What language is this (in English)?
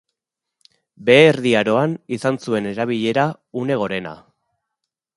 Basque